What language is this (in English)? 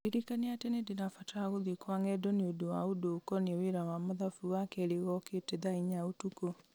Kikuyu